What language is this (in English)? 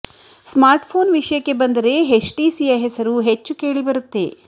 Kannada